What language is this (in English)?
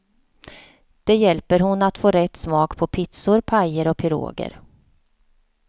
Swedish